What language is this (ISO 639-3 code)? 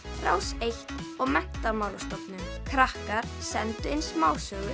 isl